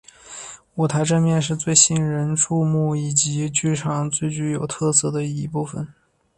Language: Chinese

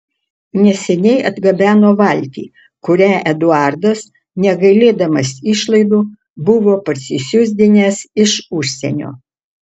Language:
Lithuanian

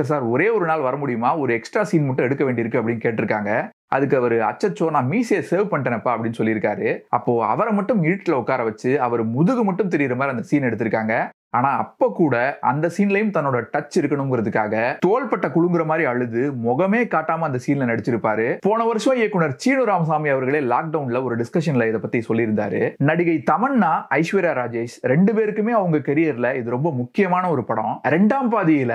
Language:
Tamil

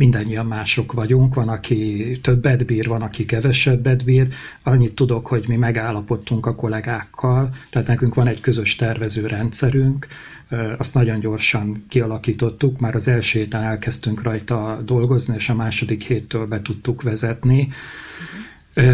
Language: Hungarian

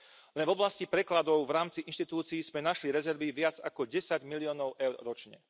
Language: Slovak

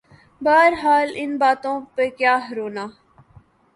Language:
Urdu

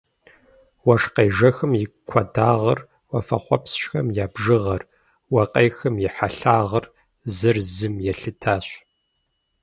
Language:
Kabardian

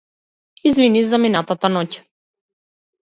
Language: Macedonian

